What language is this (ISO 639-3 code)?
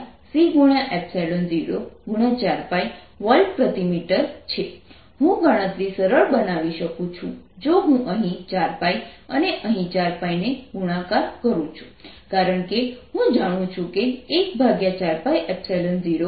guj